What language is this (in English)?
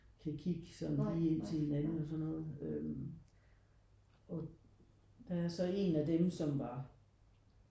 Danish